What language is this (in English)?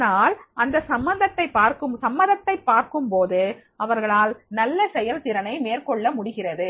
Tamil